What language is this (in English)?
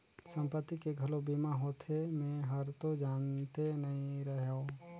Chhattisgarhi